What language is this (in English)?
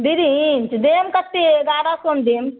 Maithili